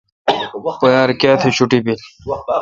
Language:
Kalkoti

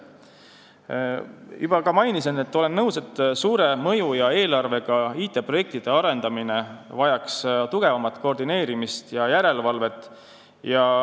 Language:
Estonian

